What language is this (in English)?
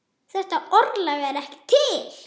Icelandic